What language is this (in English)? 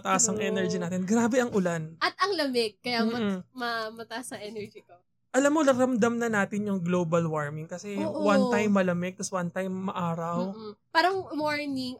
Filipino